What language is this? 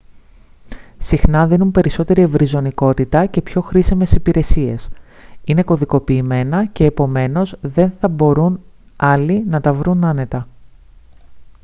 Greek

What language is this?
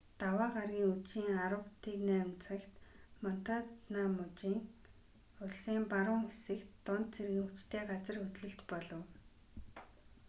Mongolian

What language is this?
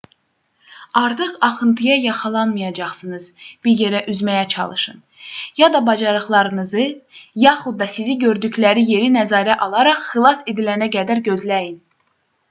Azerbaijani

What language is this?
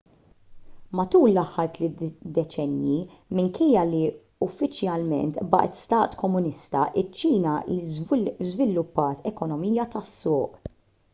Maltese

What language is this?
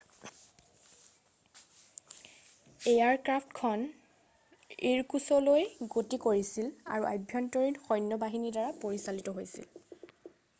Assamese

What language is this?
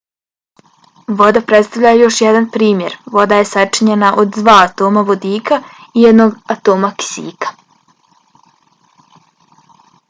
Bosnian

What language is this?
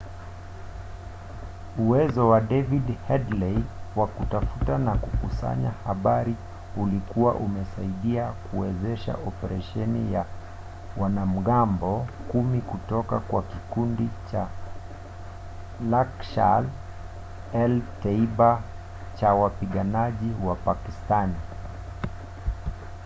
Swahili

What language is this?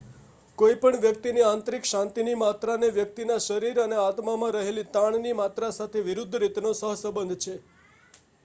Gujarati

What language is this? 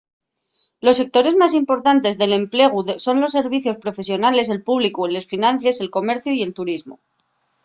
Asturian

